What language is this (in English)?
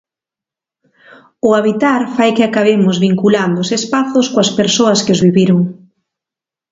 Galician